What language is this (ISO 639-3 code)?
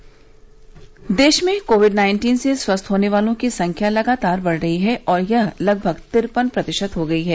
hin